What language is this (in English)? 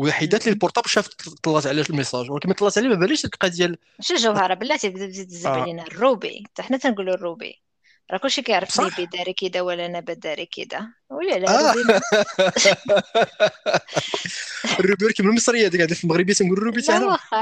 Arabic